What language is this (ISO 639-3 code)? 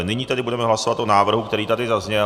ces